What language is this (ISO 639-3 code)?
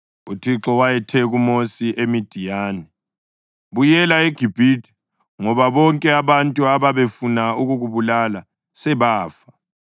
nde